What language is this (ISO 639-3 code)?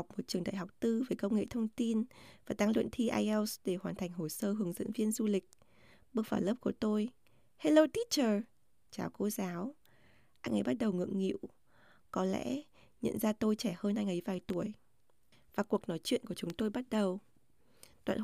vie